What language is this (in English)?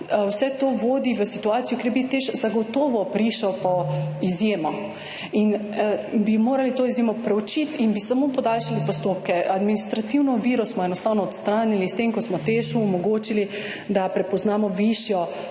Slovenian